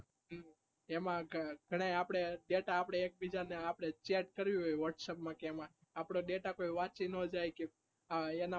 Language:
Gujarati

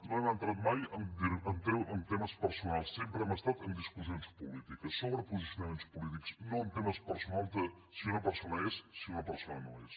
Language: Catalan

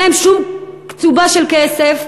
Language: Hebrew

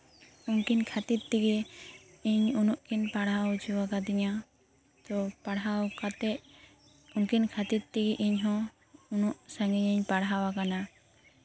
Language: Santali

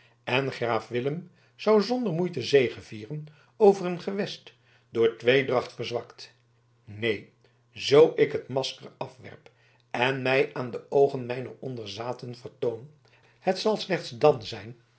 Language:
Dutch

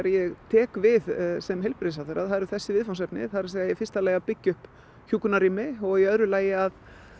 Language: Icelandic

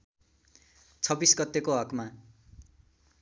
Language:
Nepali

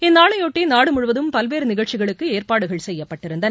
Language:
Tamil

